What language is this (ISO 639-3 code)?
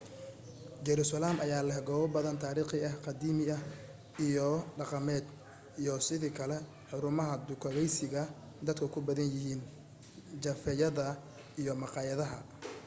som